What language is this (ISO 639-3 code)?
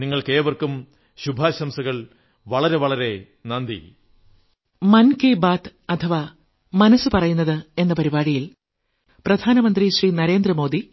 mal